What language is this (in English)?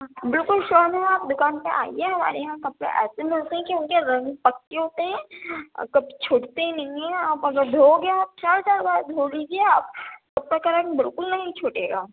Urdu